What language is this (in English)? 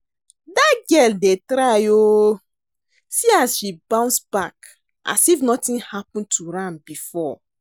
Nigerian Pidgin